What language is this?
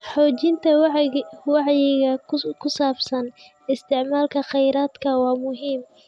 Somali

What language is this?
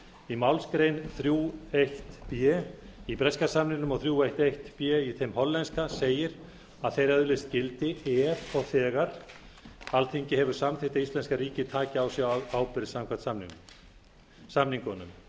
Icelandic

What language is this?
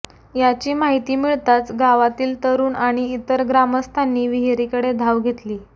Marathi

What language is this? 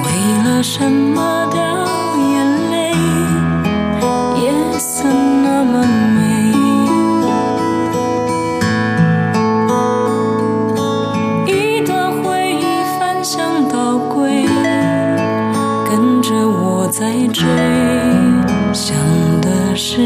Vietnamese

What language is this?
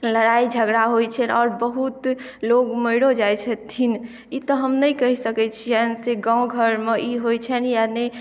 Maithili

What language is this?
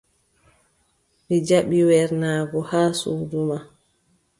Adamawa Fulfulde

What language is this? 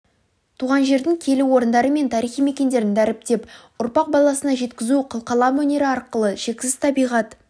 Kazakh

